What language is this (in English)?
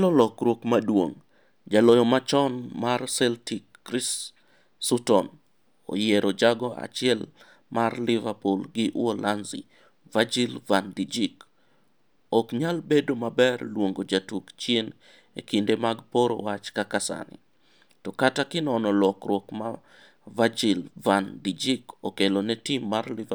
Luo (Kenya and Tanzania)